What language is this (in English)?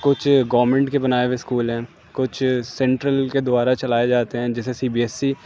Urdu